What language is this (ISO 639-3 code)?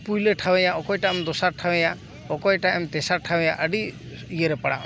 sat